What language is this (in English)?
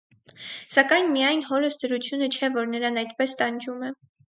Armenian